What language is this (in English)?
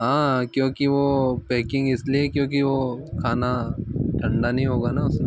Hindi